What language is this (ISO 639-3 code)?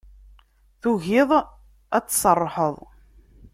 kab